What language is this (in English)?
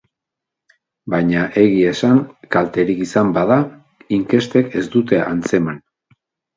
Basque